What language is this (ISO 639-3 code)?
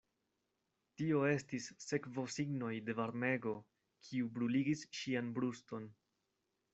epo